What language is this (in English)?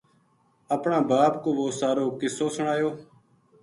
Gujari